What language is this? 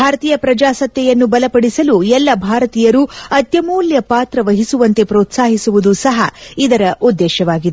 Kannada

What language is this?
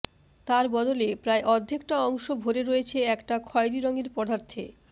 Bangla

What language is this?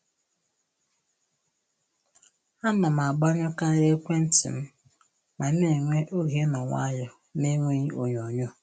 Igbo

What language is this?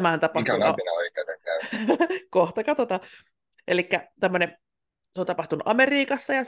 Finnish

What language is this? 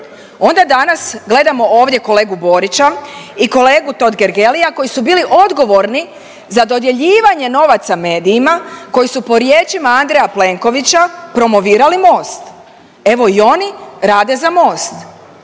Croatian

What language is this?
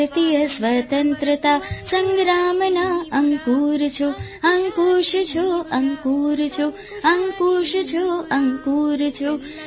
Gujarati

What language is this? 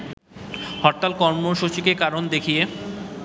Bangla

